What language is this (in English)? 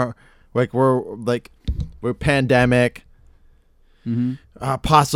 English